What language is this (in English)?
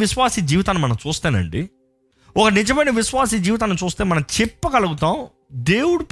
Telugu